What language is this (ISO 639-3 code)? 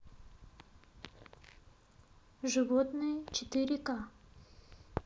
rus